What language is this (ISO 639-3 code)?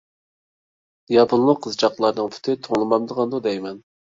uig